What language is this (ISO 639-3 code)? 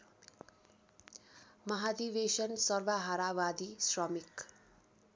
nep